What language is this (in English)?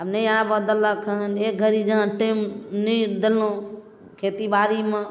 Maithili